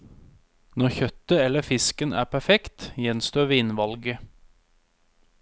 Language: Norwegian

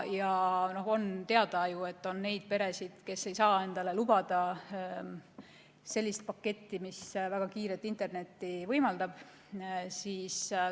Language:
Estonian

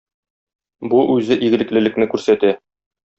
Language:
Tatar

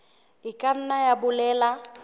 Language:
Southern Sotho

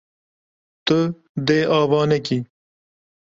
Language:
Kurdish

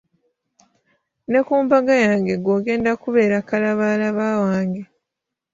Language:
Ganda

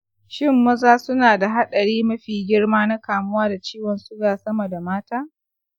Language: Hausa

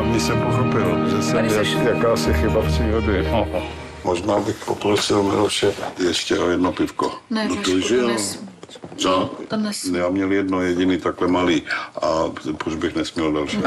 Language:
Czech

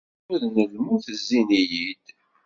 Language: Kabyle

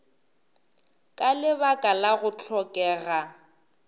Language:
Northern Sotho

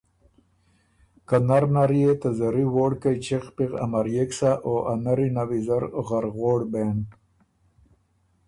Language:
Ormuri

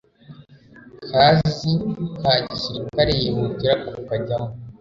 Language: Kinyarwanda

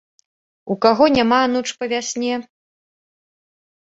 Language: Belarusian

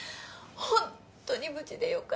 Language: Japanese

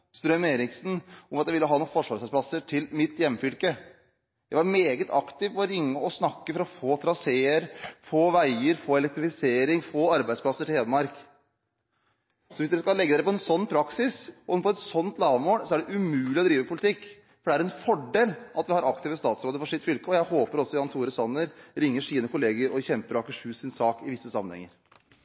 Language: Norwegian Bokmål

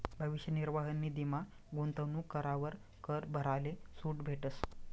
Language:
Marathi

